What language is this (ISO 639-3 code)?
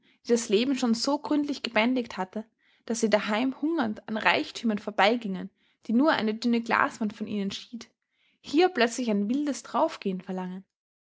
deu